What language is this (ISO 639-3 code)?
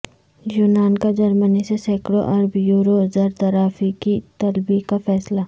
urd